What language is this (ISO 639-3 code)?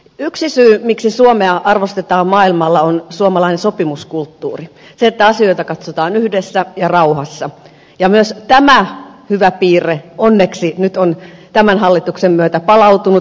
fin